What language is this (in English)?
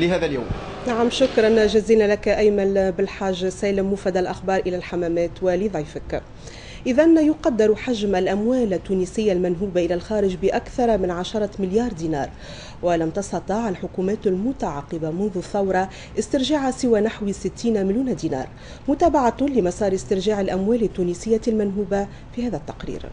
Arabic